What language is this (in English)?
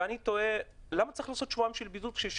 Hebrew